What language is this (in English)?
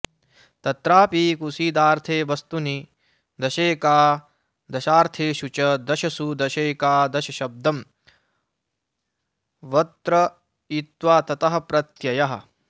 Sanskrit